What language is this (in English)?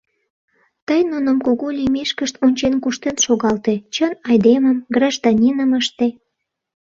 Mari